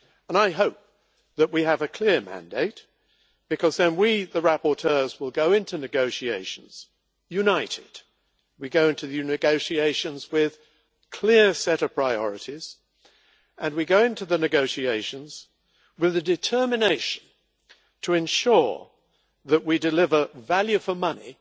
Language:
English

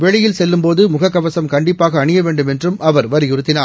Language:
Tamil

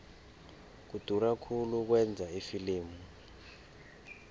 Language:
South Ndebele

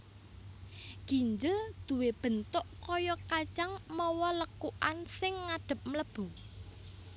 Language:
Javanese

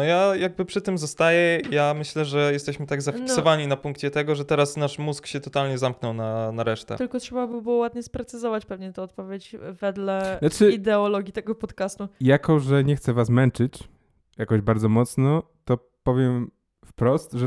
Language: Polish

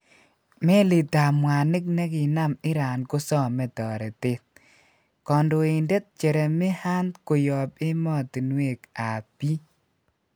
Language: Kalenjin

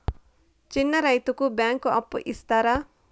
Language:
Telugu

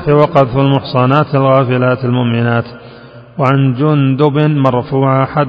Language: Arabic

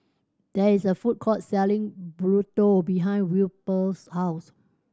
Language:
English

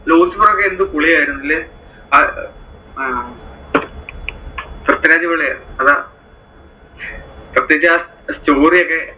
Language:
Malayalam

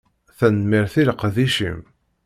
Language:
Kabyle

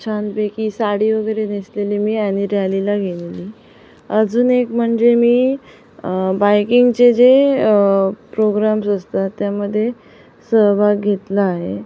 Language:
Marathi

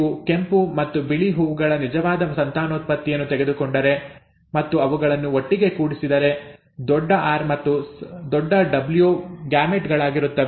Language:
Kannada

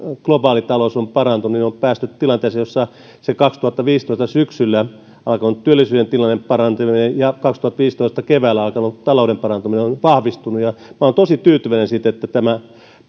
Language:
Finnish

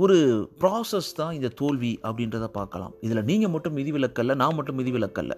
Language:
Tamil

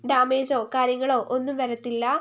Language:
Malayalam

